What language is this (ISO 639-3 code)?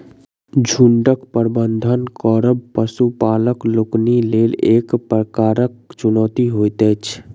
mai